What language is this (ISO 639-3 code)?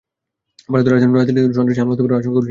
ben